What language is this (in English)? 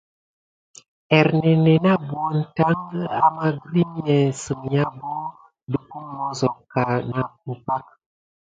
Gidar